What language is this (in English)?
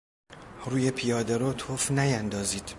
Persian